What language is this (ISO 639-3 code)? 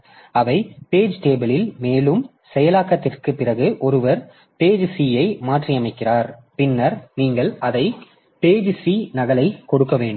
tam